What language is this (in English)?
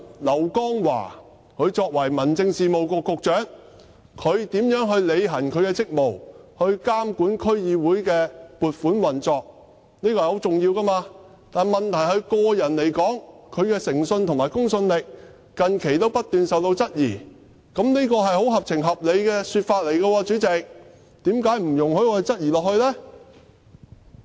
Cantonese